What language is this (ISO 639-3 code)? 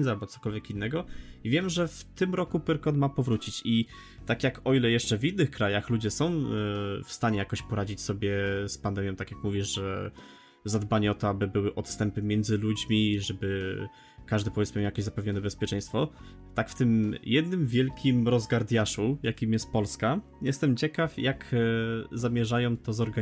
pol